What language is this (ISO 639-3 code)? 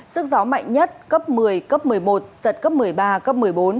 vie